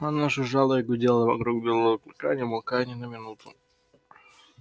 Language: Russian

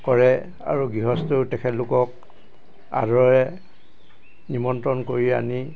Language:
Assamese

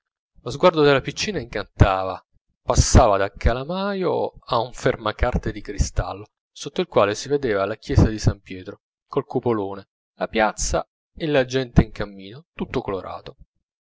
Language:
Italian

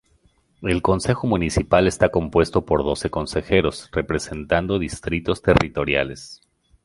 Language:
Spanish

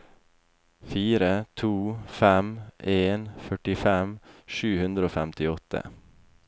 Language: Norwegian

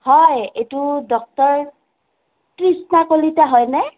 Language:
Assamese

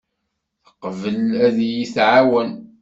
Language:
Kabyle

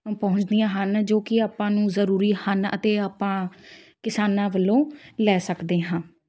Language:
Punjabi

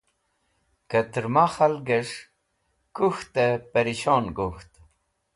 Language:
Wakhi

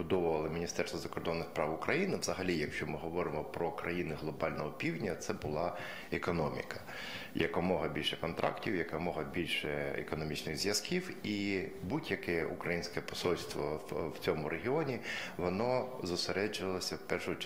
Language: Ukrainian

